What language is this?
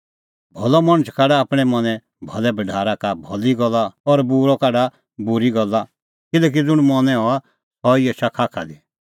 Kullu Pahari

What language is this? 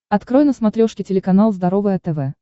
Russian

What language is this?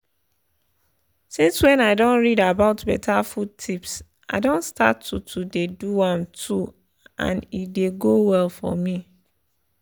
Nigerian Pidgin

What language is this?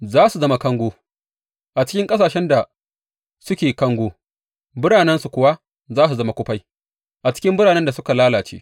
Hausa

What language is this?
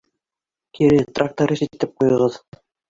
Bashkir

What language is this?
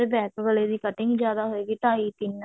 Punjabi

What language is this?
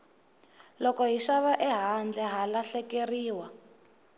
Tsonga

